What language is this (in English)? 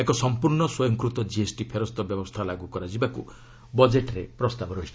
Odia